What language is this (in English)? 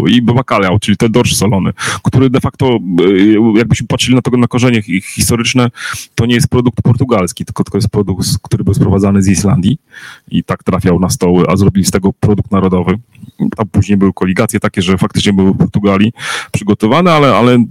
Polish